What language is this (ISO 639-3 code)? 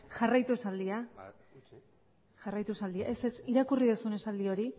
eus